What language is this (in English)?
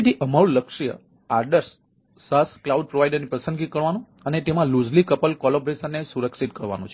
Gujarati